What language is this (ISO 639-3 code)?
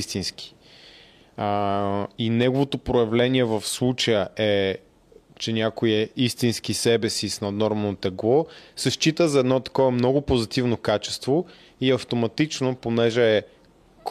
bul